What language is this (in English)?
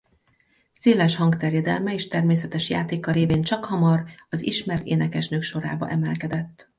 Hungarian